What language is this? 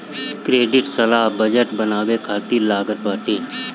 Bhojpuri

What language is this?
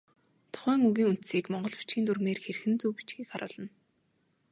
Mongolian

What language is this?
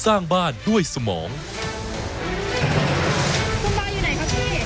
Thai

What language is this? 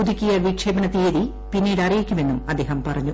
Malayalam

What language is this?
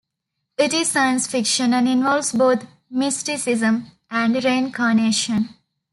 English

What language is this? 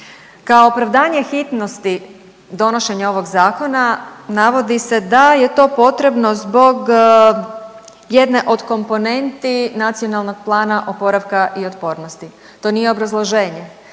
Croatian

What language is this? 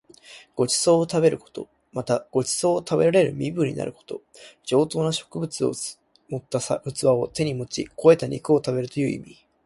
Japanese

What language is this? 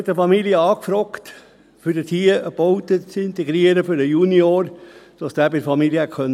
Swiss German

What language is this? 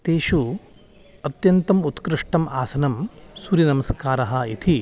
Sanskrit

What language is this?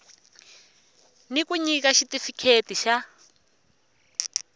Tsonga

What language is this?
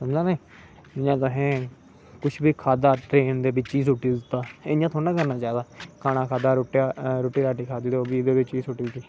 Dogri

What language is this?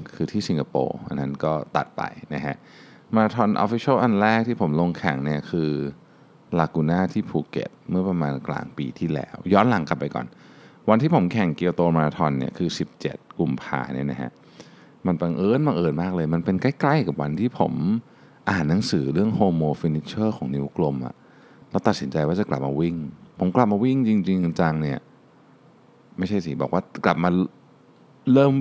Thai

